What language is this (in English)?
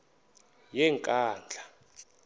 Xhosa